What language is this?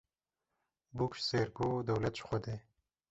Kurdish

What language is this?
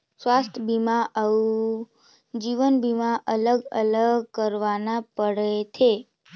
Chhattisgarhi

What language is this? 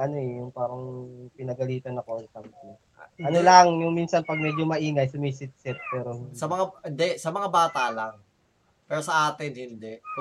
Filipino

